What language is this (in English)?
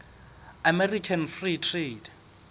Southern Sotho